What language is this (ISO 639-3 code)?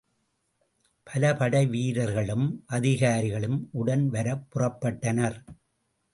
tam